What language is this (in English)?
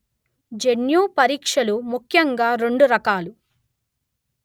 Telugu